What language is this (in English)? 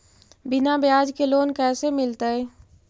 Magahi